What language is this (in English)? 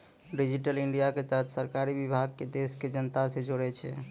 Maithili